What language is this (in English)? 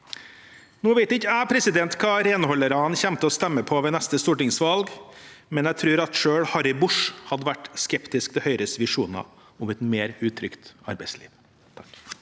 Norwegian